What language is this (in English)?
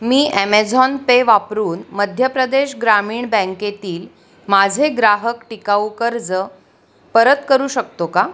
Marathi